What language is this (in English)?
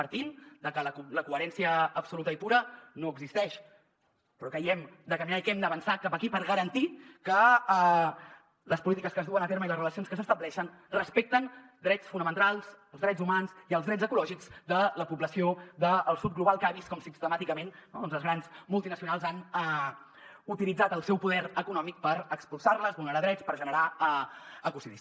Catalan